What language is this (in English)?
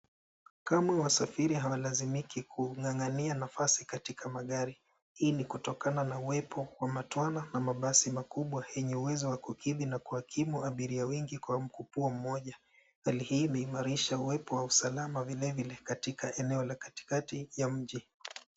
Swahili